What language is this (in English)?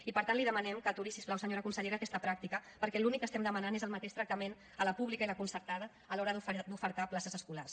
Catalan